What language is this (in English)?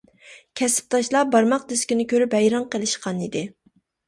Uyghur